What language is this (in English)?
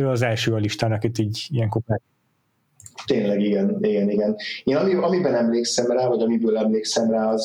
Hungarian